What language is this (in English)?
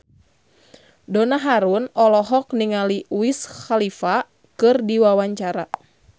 Sundanese